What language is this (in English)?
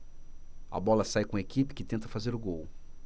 Portuguese